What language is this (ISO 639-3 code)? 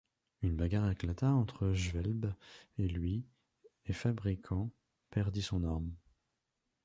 fra